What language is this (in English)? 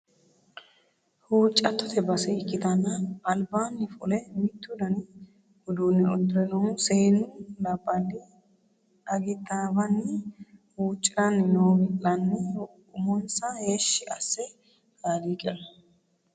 Sidamo